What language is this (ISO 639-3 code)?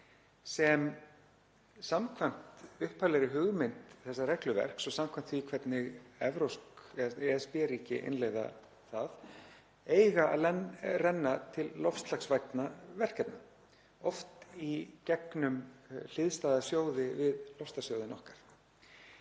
isl